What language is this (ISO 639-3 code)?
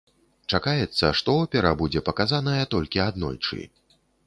bel